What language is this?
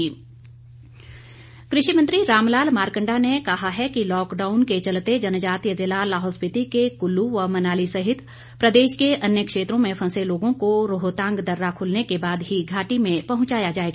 Hindi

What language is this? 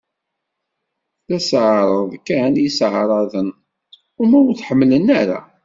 Kabyle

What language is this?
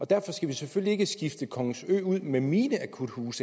Danish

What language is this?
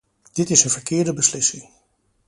Dutch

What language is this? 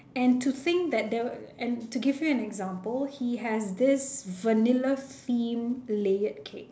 English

